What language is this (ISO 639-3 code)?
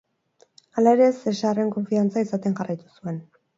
eus